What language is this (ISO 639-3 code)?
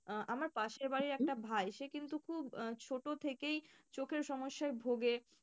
ben